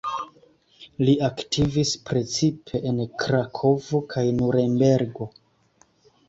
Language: Esperanto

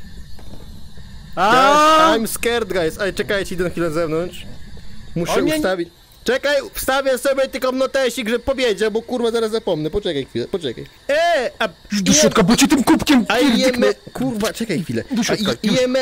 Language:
Polish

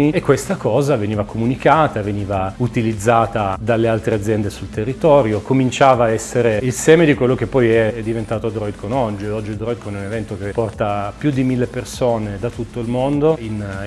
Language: Italian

